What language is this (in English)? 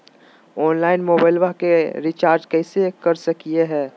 Magahi